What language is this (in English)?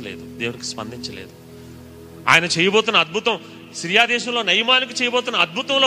Telugu